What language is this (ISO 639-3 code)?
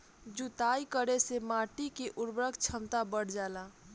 bho